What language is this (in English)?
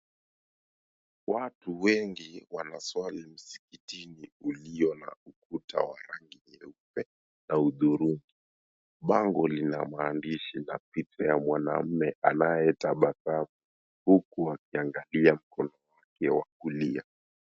Swahili